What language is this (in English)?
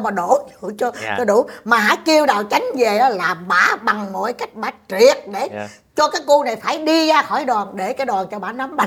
Vietnamese